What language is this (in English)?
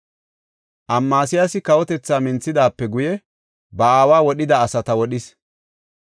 Gofa